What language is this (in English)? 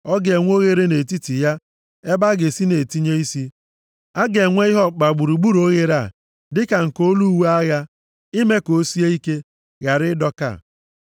Igbo